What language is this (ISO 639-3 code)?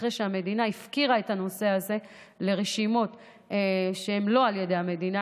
heb